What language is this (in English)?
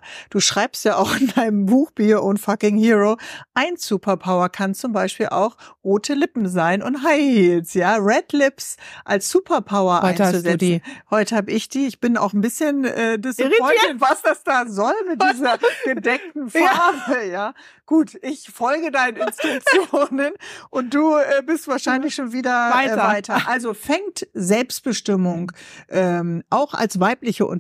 German